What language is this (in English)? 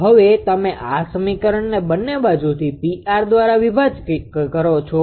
Gujarati